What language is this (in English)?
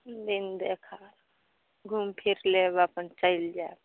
Maithili